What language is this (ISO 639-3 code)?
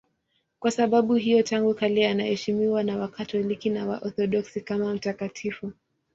swa